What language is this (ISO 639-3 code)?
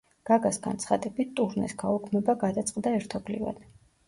kat